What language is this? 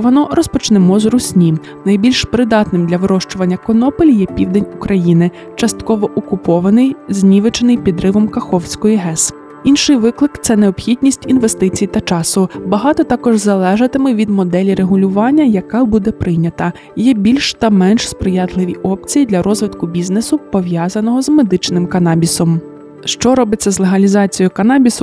Ukrainian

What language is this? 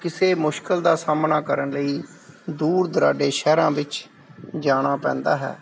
Punjabi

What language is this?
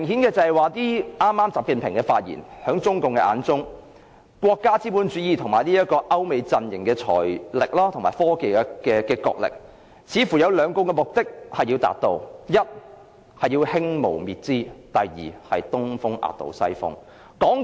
Cantonese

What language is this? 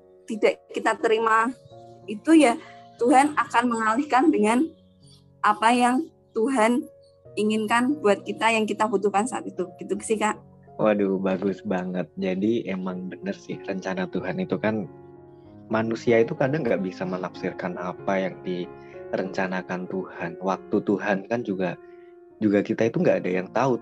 Indonesian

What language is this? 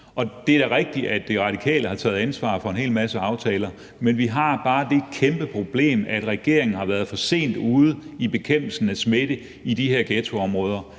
Danish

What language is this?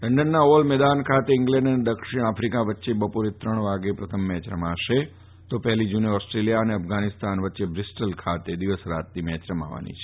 Gujarati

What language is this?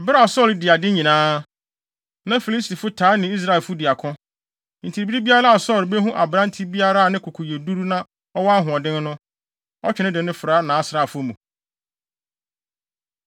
Akan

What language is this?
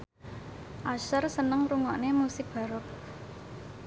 Javanese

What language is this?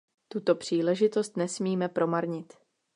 Czech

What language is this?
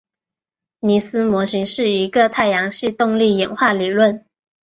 Chinese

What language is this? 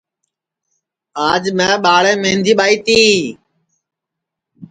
Sansi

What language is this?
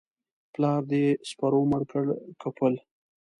Pashto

